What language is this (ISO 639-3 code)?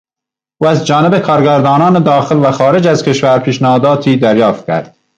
fas